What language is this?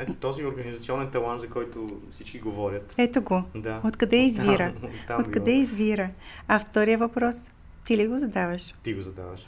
Bulgarian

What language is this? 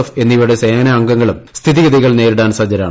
Malayalam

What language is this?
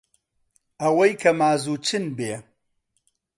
Central Kurdish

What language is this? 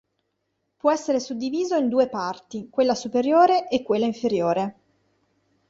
Italian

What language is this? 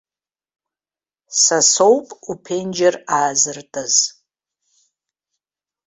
Abkhazian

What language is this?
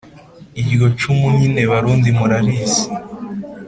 Kinyarwanda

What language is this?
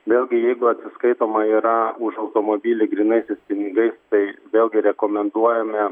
Lithuanian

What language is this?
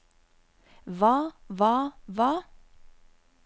Norwegian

